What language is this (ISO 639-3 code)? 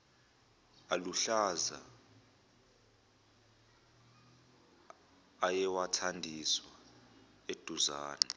zul